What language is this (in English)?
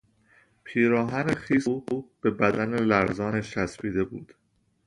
Persian